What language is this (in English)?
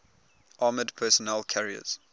English